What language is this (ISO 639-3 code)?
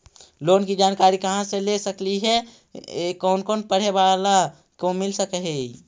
mag